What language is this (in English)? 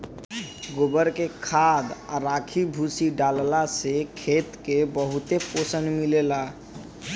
Bhojpuri